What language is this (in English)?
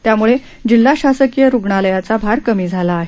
Marathi